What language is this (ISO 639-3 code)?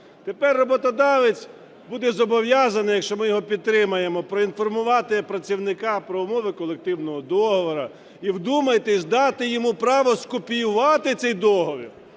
ukr